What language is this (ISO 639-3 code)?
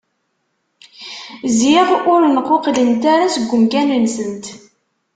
kab